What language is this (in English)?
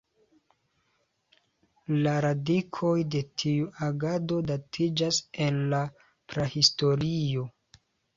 Esperanto